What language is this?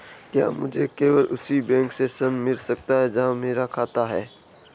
Hindi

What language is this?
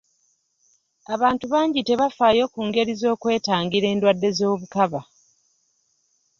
Ganda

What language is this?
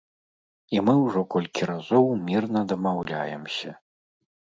Belarusian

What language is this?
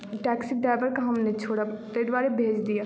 Maithili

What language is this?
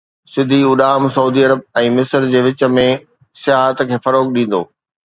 Sindhi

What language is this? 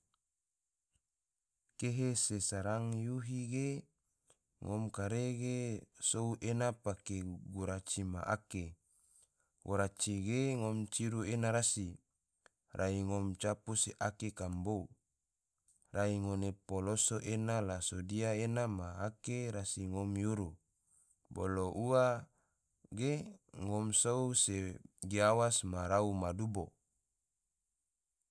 Tidore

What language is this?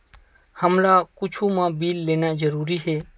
Chhattisgarhi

